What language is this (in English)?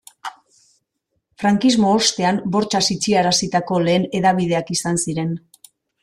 Basque